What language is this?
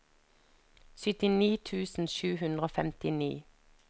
Norwegian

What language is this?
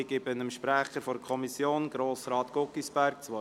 Swiss German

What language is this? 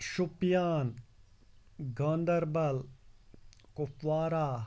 Kashmiri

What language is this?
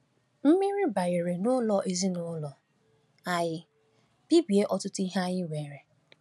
Igbo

